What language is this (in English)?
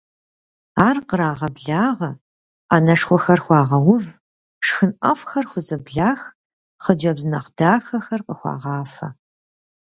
Kabardian